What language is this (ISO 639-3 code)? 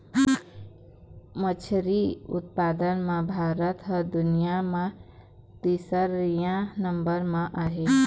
hne